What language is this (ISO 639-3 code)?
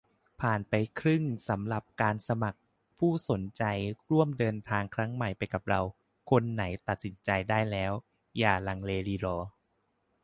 tha